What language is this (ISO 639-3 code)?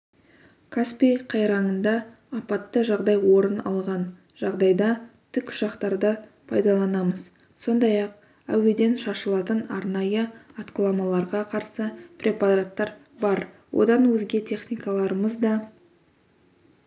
kaz